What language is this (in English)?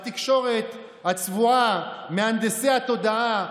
Hebrew